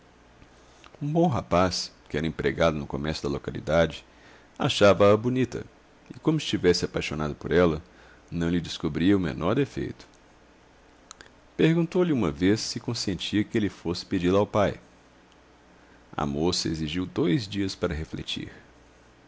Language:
Portuguese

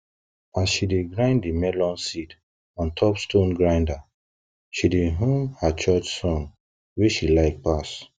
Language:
Nigerian Pidgin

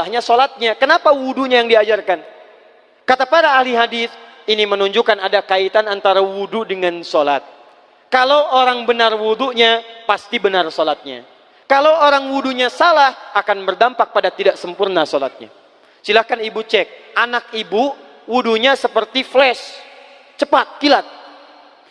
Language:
Indonesian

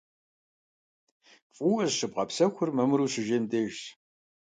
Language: Kabardian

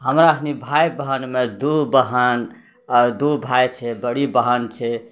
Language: Maithili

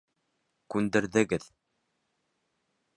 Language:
Bashkir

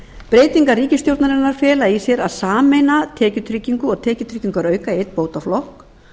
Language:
Icelandic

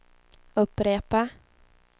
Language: Swedish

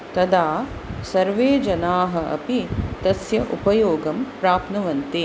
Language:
Sanskrit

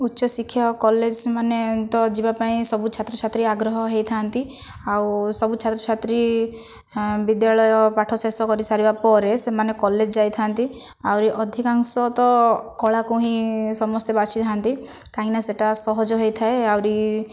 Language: Odia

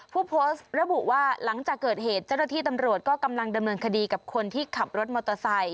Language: Thai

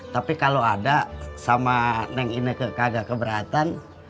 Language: Indonesian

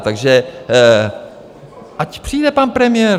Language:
Czech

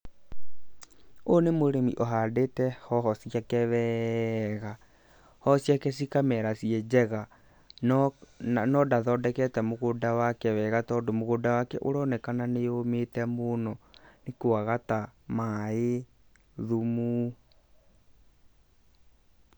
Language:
Kikuyu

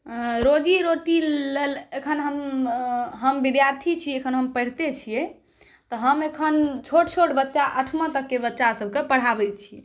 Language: Maithili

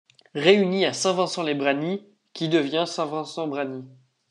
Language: French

